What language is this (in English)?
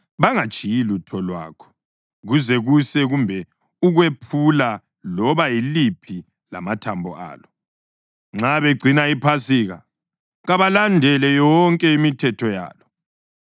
North Ndebele